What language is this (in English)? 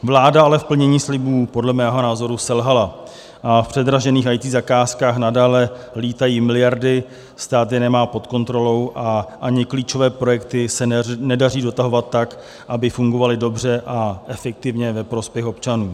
Czech